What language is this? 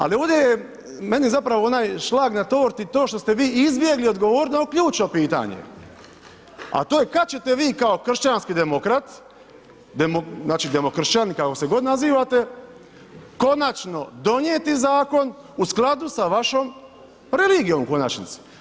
Croatian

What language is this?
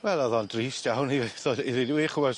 Welsh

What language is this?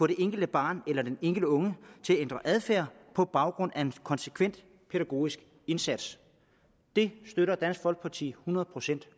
Danish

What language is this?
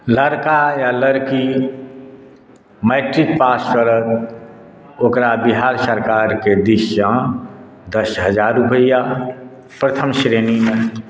Maithili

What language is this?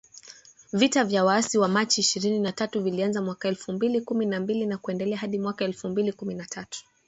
Swahili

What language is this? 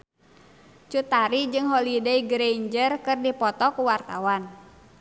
Sundanese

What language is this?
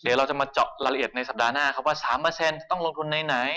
Thai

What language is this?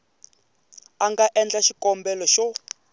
Tsonga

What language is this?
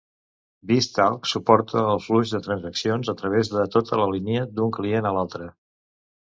Catalan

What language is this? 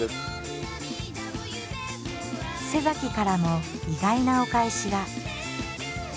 Japanese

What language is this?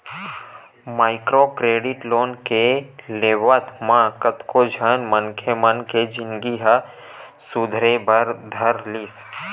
Chhattisgarhi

